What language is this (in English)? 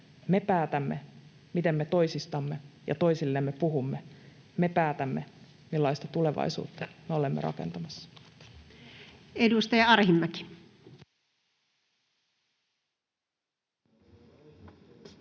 Finnish